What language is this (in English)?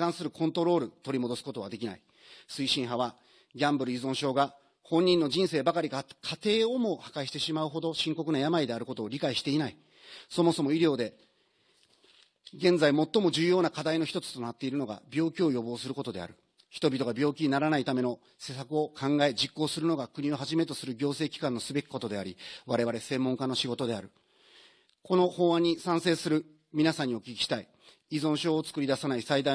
Japanese